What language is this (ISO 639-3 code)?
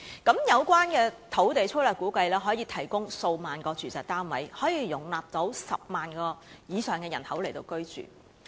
yue